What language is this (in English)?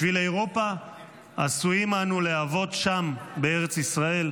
Hebrew